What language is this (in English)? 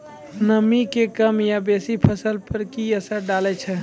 Maithili